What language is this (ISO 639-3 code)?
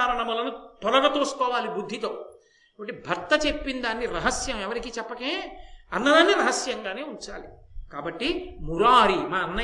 tel